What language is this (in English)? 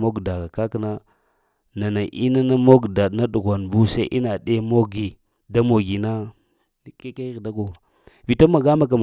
Lamang